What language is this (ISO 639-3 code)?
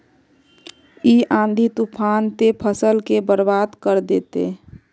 mag